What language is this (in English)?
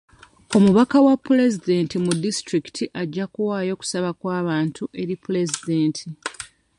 Ganda